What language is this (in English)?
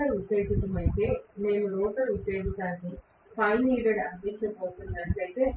Telugu